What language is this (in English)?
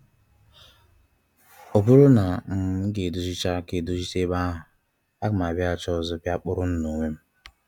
Igbo